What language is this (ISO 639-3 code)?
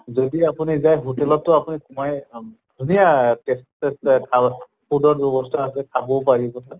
asm